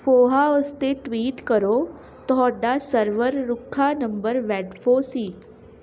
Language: Punjabi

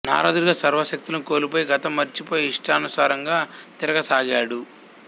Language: Telugu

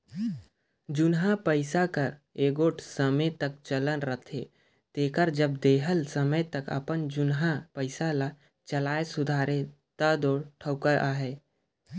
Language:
Chhattisgarhi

